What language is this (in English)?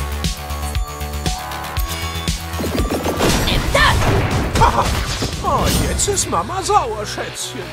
German